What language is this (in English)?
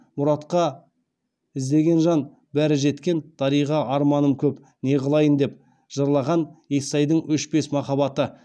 Kazakh